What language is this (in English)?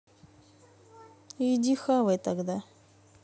Russian